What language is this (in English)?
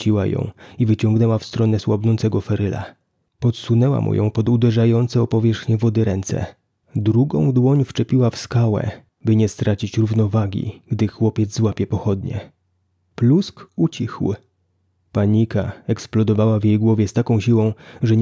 Polish